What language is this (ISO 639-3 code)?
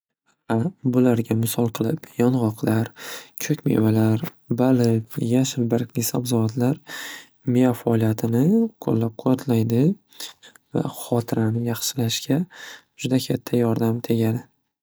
uzb